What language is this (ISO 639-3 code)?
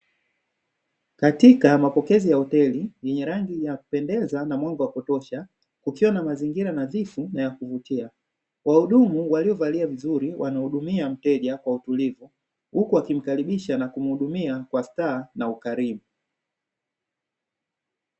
swa